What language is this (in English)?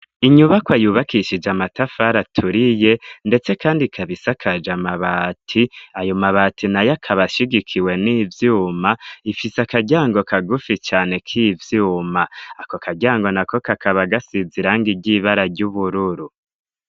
Rundi